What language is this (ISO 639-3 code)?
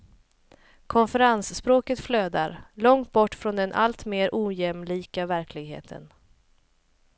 swe